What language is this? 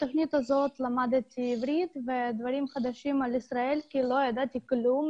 Hebrew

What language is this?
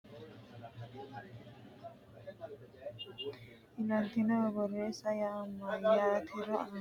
Sidamo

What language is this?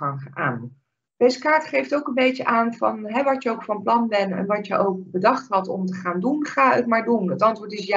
Dutch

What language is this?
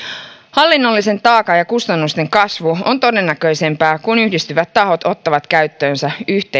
Finnish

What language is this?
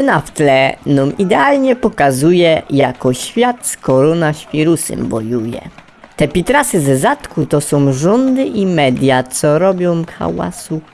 Polish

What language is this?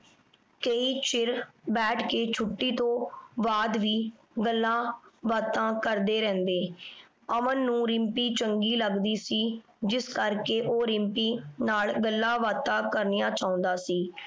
Punjabi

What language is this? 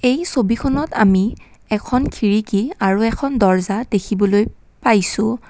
Assamese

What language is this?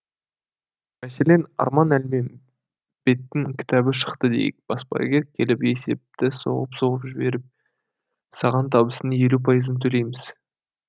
Kazakh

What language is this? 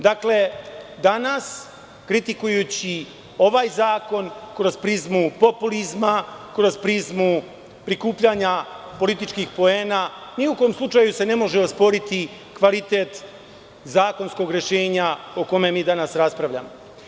Serbian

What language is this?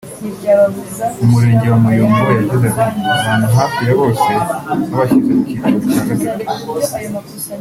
Kinyarwanda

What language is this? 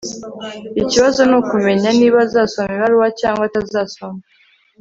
Kinyarwanda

